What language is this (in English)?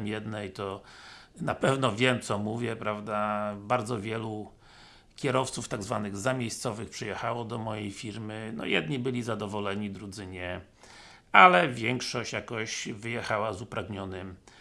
Polish